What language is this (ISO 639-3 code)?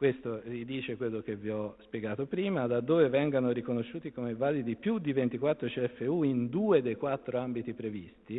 ita